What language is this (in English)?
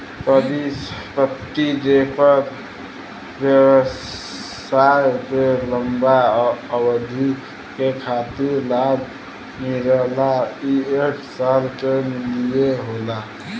Bhojpuri